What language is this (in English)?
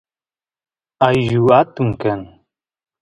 Santiago del Estero Quichua